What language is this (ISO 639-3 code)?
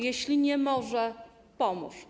pol